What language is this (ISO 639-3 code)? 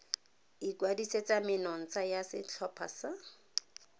tsn